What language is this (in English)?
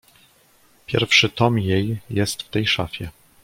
Polish